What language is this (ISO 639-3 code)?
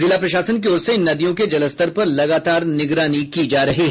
hin